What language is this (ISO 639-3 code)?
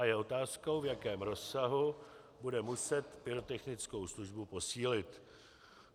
ces